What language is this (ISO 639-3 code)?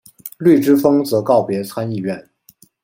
zho